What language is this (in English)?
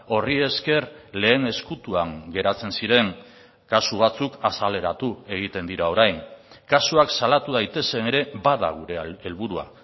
Basque